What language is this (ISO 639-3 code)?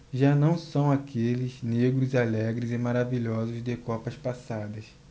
por